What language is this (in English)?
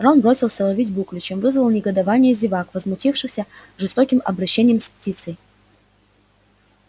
Russian